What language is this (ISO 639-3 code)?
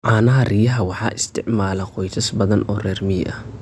som